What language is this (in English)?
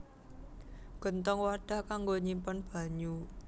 Javanese